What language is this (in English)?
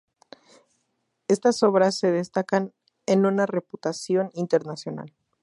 Spanish